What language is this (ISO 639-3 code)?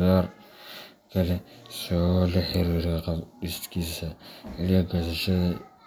som